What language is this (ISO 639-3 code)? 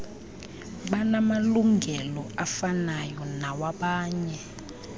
xho